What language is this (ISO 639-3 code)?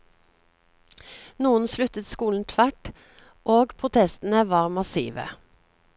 nor